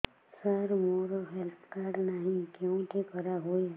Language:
Odia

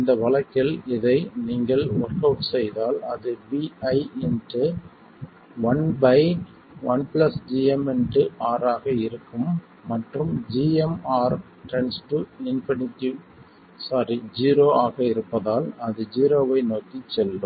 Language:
Tamil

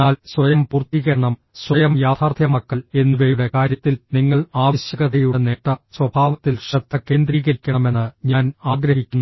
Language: Malayalam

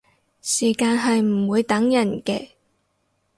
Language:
Cantonese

